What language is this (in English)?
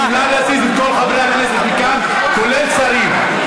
Hebrew